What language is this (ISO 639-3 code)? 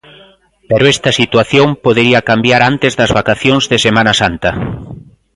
glg